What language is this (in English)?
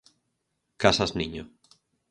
Galician